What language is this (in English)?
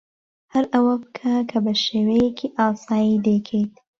Central Kurdish